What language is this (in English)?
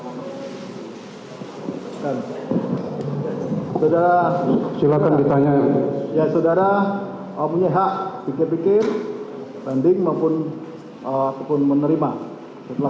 Indonesian